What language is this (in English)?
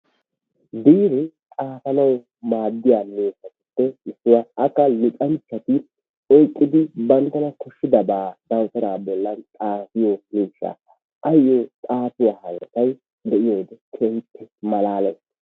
Wolaytta